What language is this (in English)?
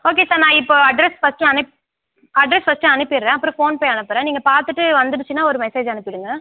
Tamil